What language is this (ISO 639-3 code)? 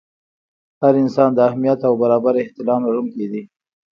pus